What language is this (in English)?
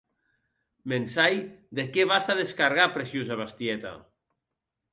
Occitan